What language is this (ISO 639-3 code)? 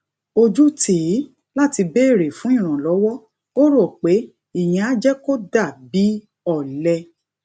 yor